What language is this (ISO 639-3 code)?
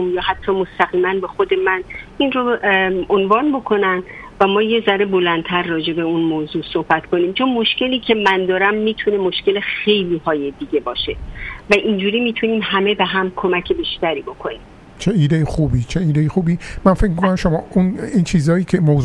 fas